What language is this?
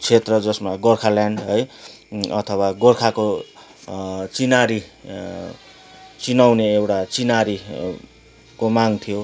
Nepali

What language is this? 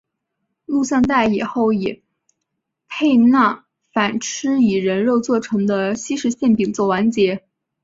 Chinese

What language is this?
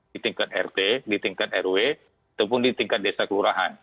Indonesian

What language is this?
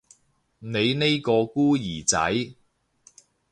Cantonese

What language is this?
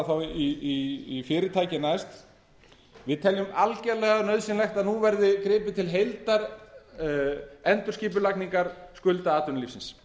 Icelandic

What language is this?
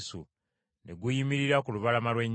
Ganda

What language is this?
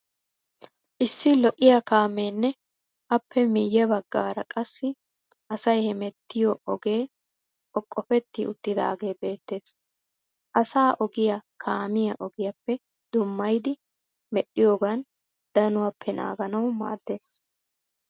Wolaytta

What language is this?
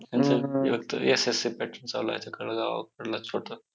Marathi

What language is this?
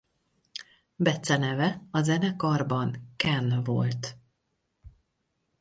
Hungarian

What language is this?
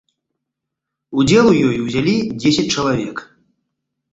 Belarusian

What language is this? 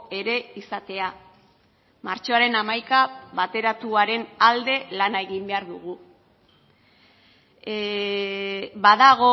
Basque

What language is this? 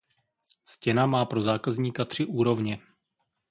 Czech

